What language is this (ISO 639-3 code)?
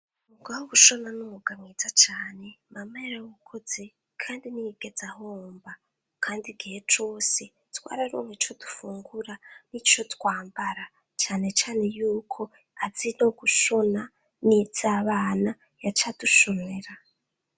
run